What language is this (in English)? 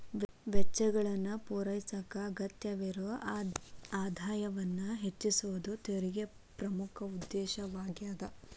Kannada